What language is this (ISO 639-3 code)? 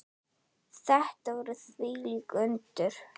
isl